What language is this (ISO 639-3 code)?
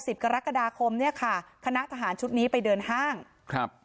tha